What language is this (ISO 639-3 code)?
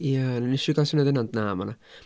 cym